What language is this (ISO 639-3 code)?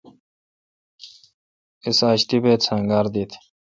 xka